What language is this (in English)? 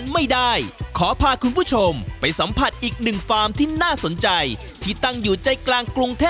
Thai